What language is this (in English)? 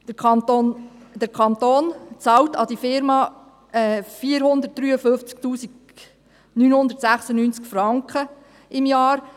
Swiss German